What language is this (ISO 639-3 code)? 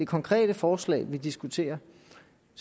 dan